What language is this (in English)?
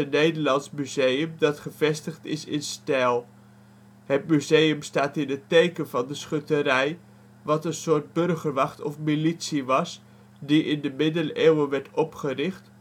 Dutch